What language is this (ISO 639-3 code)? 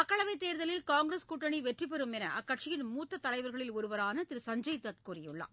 tam